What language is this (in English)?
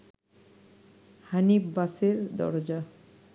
Bangla